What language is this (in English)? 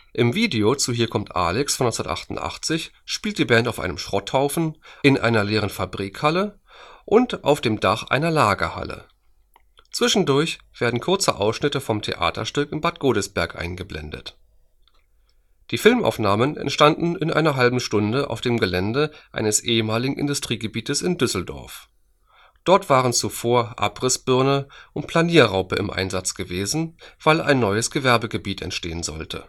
German